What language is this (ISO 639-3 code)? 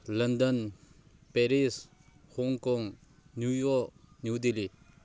mni